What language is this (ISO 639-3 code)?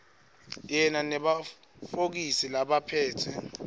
ssw